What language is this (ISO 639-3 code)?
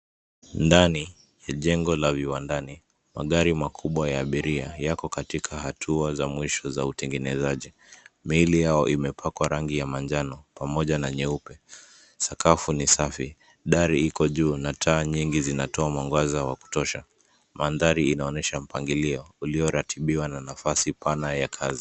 swa